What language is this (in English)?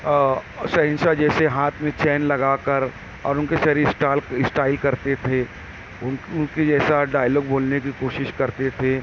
Urdu